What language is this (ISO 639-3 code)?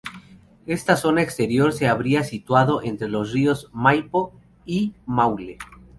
spa